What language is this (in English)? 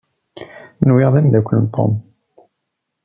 Kabyle